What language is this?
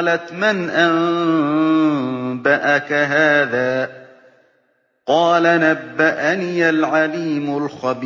Arabic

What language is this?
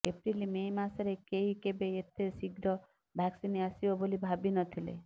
Odia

